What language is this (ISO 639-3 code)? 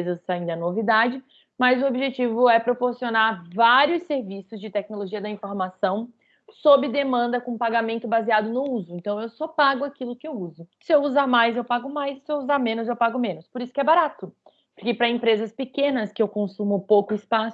por